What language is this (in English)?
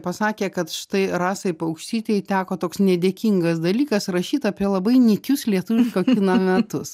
Lithuanian